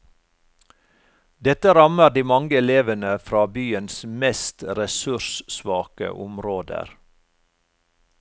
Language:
Norwegian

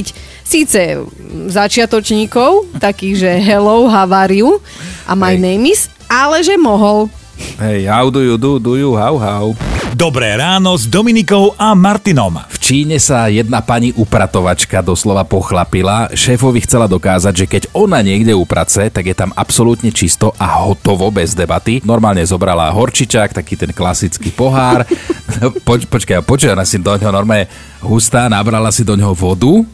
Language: Slovak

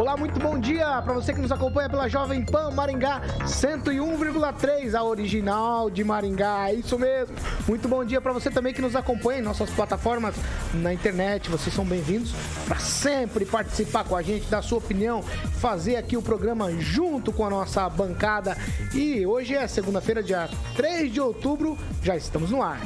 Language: Portuguese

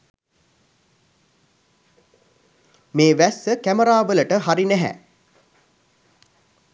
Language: Sinhala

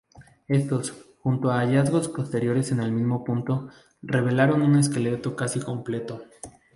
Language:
Spanish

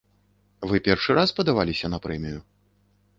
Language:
Belarusian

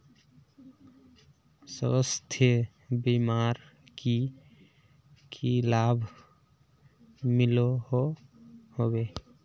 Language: Magahi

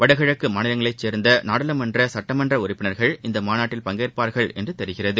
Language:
Tamil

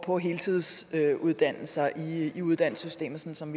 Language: Danish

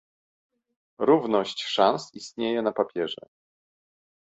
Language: Polish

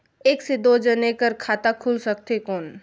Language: Chhattisgarhi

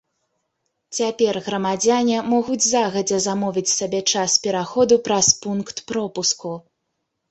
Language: Belarusian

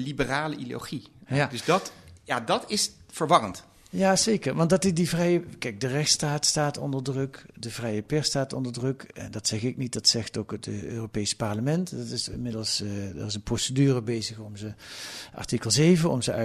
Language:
Dutch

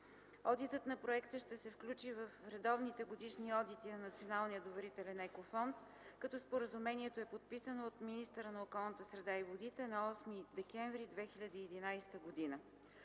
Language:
Bulgarian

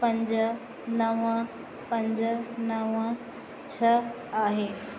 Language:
Sindhi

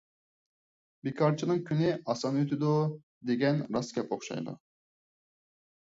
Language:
Uyghur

